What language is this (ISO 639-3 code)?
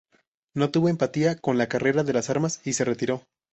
spa